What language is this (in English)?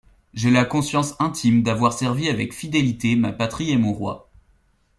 French